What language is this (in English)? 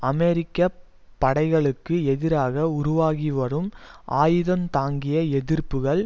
Tamil